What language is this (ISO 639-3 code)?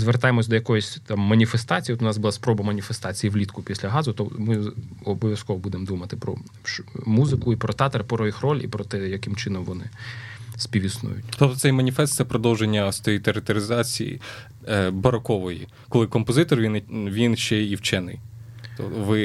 ukr